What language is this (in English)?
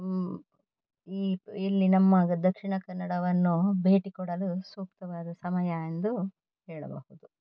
Kannada